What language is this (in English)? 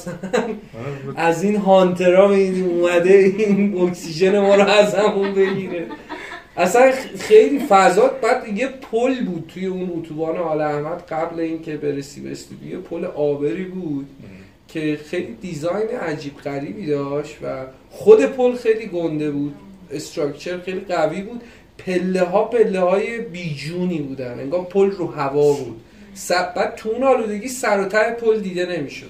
Persian